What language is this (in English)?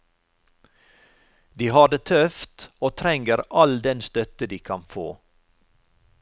Norwegian